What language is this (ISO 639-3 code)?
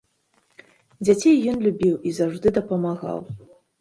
bel